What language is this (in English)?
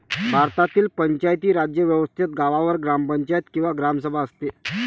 Marathi